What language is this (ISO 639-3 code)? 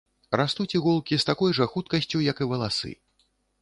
bel